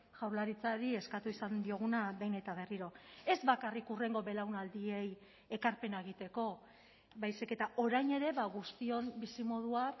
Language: Basque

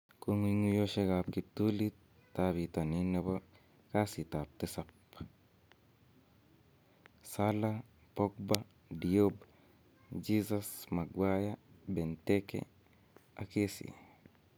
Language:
Kalenjin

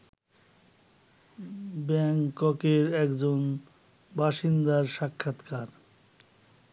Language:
Bangla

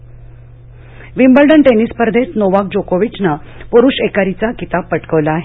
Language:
Marathi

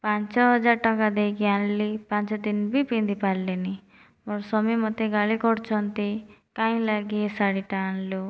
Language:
Odia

